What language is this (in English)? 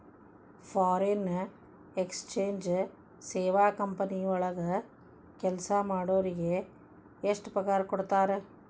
Kannada